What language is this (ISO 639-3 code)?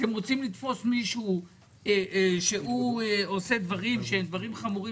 heb